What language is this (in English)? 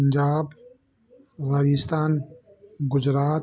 Sindhi